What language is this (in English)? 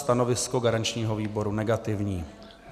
Czech